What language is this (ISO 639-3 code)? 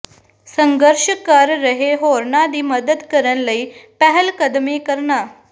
pan